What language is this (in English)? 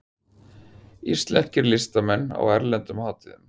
Icelandic